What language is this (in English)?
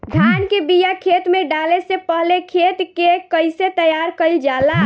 Bhojpuri